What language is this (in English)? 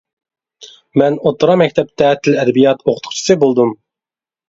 Uyghur